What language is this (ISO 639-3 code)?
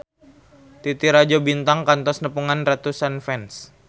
sun